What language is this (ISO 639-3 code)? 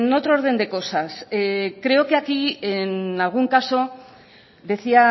spa